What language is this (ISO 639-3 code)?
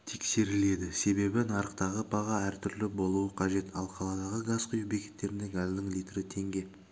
kaz